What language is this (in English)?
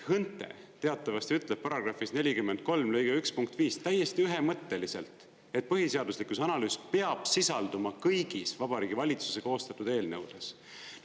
Estonian